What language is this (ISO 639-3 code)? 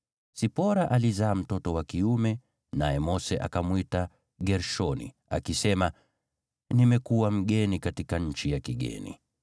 swa